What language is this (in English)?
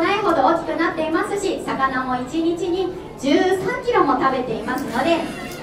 Japanese